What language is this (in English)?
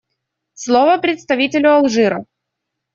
Russian